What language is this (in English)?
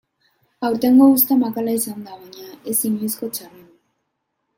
Basque